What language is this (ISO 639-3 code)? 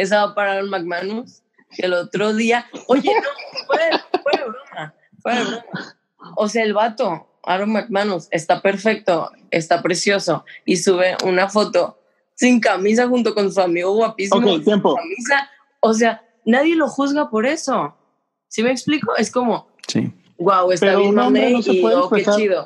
spa